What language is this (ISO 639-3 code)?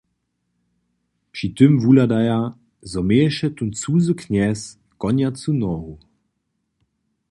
hsb